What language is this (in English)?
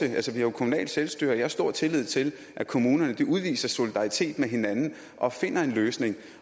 Danish